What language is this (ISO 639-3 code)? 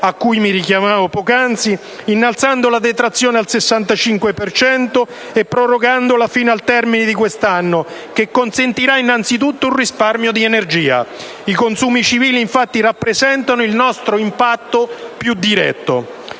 ita